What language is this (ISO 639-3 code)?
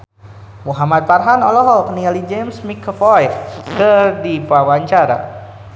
sun